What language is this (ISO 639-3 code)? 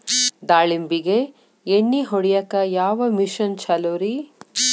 kan